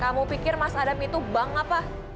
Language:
Indonesian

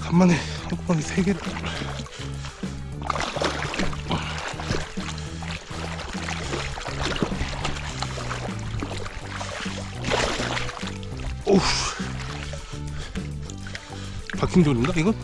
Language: Korean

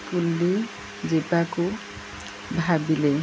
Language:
Odia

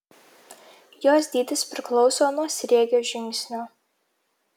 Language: Lithuanian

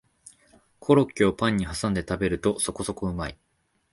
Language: Japanese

